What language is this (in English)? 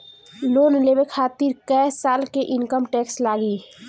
Bhojpuri